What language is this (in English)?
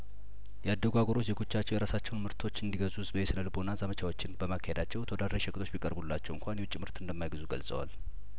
Amharic